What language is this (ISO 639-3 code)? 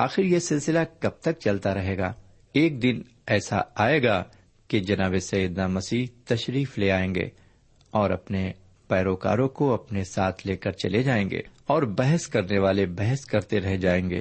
urd